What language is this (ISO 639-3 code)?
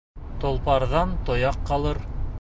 bak